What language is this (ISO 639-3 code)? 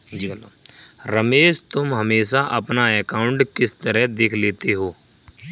hin